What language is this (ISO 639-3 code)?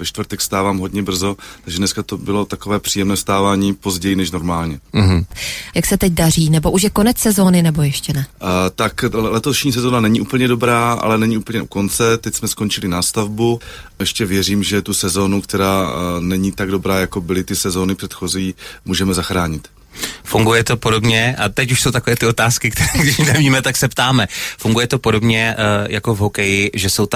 ces